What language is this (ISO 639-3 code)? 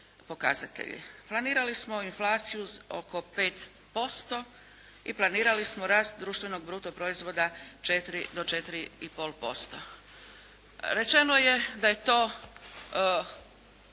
hrv